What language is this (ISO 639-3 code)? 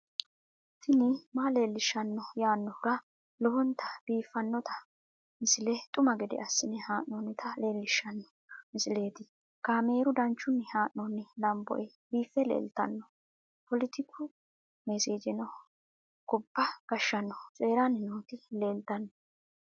sid